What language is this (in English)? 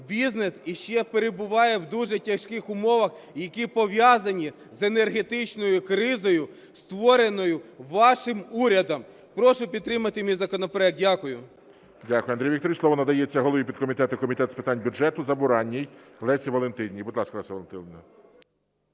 Ukrainian